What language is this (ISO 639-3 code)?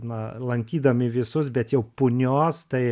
lit